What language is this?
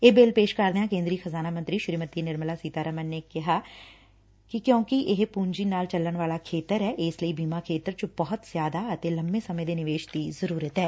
Punjabi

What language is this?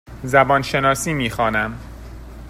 Persian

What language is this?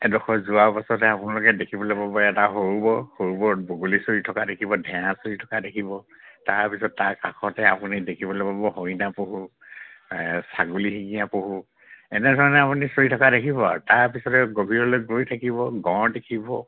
Assamese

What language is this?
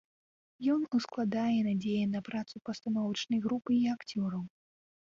Belarusian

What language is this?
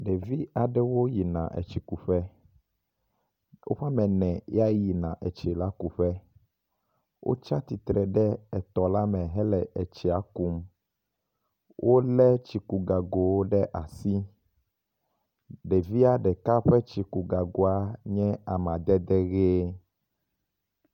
Ewe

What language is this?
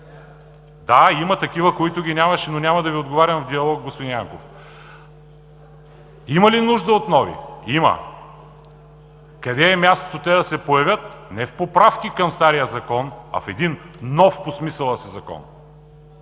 Bulgarian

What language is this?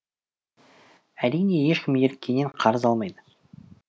Kazakh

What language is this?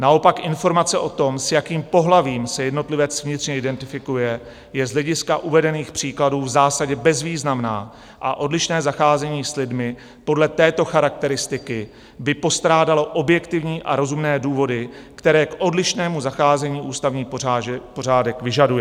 Czech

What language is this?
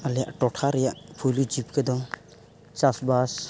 Santali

